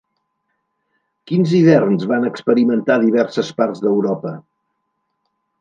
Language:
Catalan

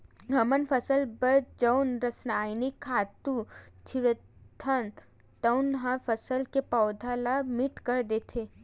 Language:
Chhattisgarhi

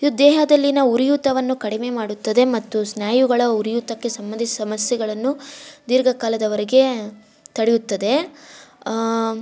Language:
Kannada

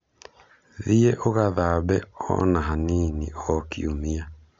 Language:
Kikuyu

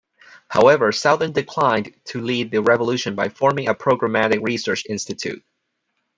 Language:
English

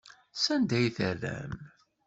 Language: Kabyle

